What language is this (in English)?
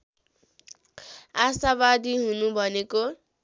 Nepali